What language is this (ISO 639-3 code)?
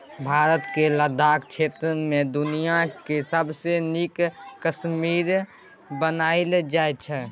mai